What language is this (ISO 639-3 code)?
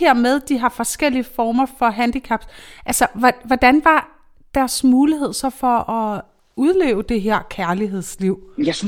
dan